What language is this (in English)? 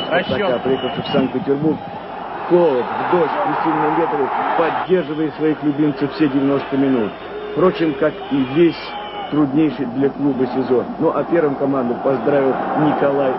Russian